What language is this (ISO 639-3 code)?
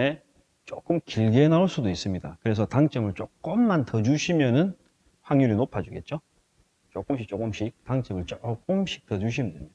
kor